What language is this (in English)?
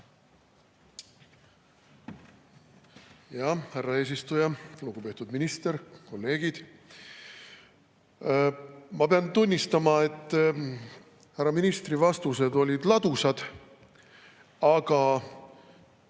Estonian